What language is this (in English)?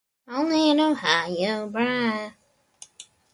Latvian